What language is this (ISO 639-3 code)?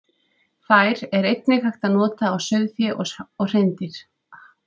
isl